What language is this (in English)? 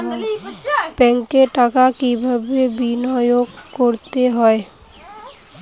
Bangla